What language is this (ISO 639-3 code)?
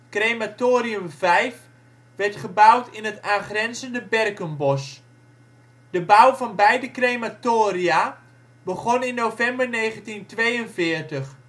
nld